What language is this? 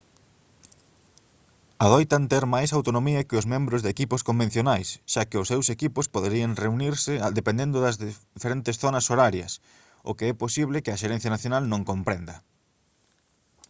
Galician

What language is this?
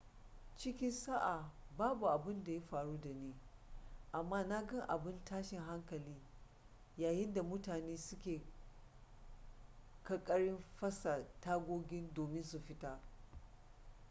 Hausa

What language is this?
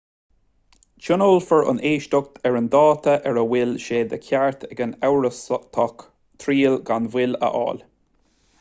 Irish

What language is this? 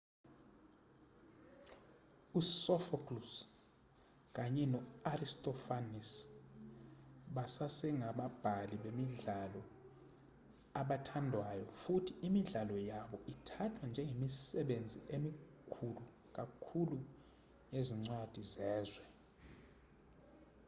Zulu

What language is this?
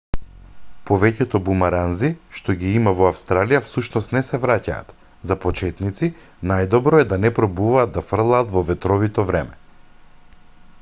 Macedonian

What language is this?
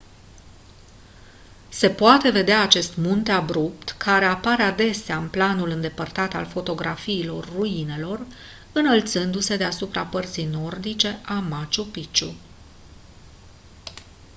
Romanian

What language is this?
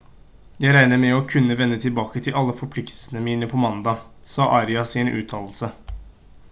Norwegian Bokmål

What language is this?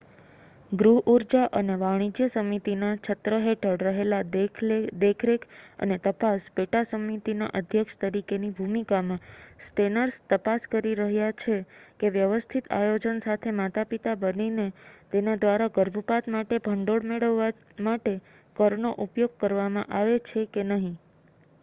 Gujarati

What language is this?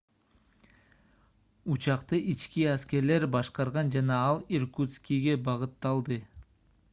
Kyrgyz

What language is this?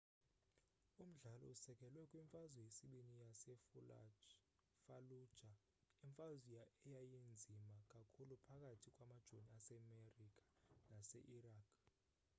Xhosa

